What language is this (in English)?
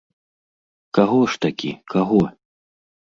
Belarusian